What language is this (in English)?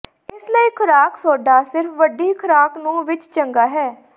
Punjabi